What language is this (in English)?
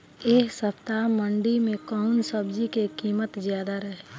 Bhojpuri